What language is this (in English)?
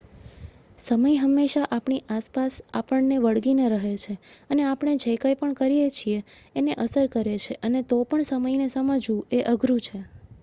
Gujarati